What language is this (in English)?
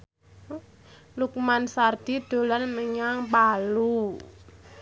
Javanese